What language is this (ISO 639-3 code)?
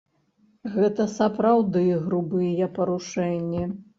bel